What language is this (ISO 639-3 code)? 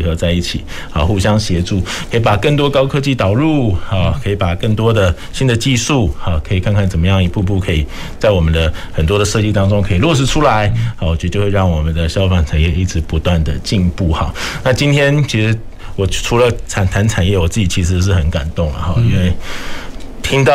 zho